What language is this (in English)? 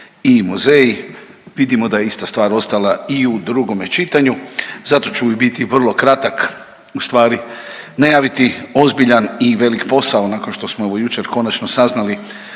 Croatian